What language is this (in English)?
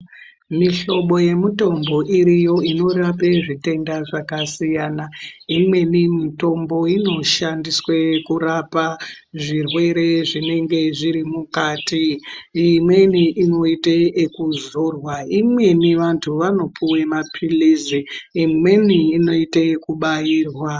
Ndau